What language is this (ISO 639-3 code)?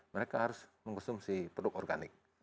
ind